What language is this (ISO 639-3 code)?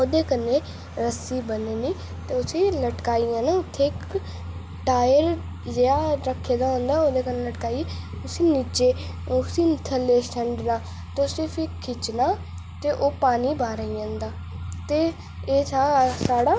doi